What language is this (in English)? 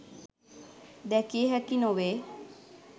Sinhala